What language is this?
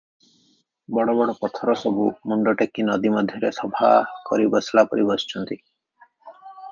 Odia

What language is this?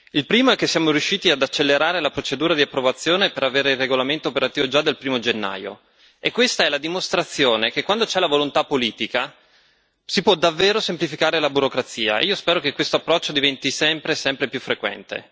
Italian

